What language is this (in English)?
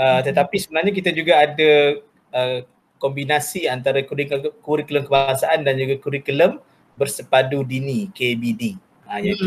Malay